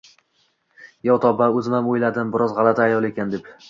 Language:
Uzbek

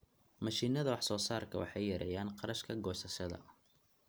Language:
Somali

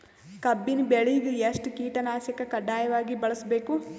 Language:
Kannada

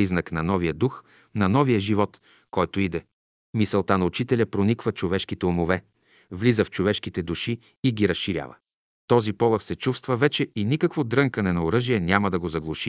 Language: Bulgarian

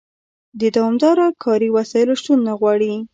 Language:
Pashto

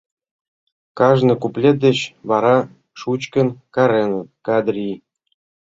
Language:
Mari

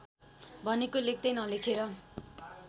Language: Nepali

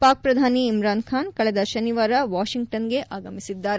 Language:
Kannada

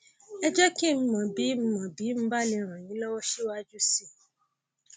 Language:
Yoruba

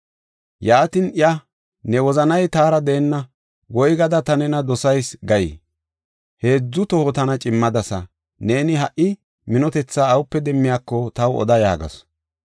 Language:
Gofa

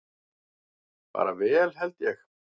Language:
Icelandic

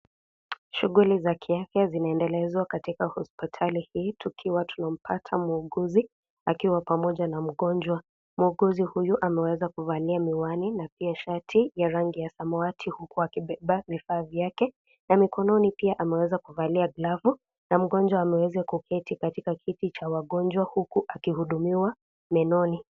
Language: Swahili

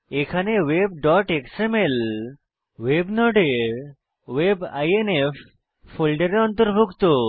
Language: Bangla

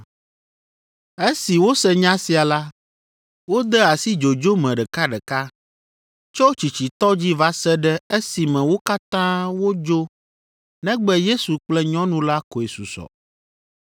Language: Ewe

